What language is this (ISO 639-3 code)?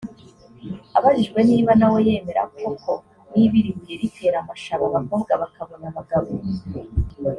kin